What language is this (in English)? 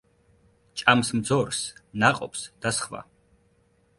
Georgian